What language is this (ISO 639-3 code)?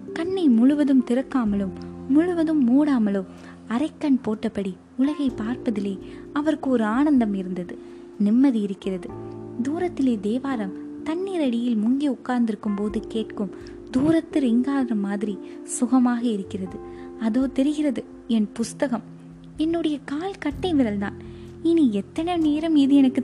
tam